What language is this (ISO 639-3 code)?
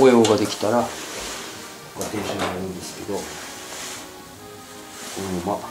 jpn